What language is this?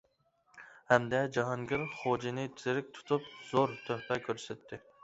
Uyghur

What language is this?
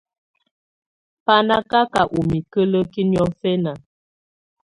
Tunen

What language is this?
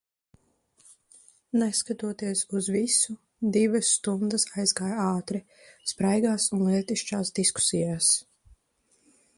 Latvian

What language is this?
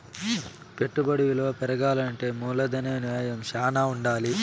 Telugu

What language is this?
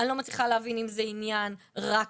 Hebrew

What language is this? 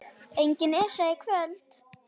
Icelandic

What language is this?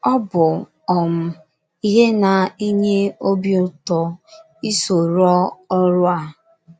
Igbo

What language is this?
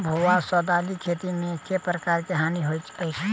Maithili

